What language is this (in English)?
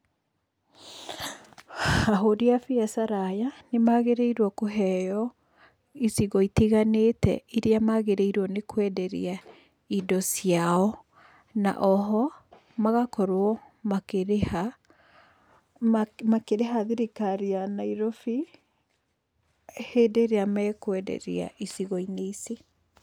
Kikuyu